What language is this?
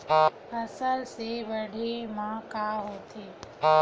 Chhattisgarhi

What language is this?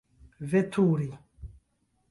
Esperanto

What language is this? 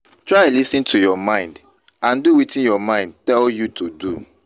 Nigerian Pidgin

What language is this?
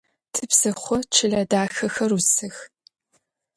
Adyghe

